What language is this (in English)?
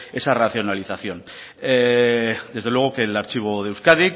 Spanish